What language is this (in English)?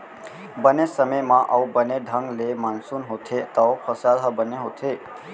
Chhattisgarhi